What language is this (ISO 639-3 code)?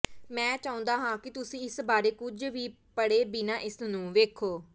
pan